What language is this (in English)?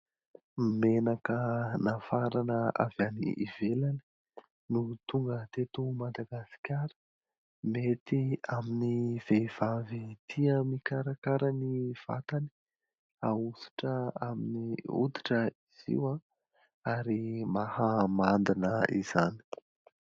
Malagasy